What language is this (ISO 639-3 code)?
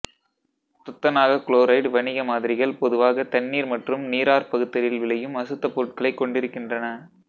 tam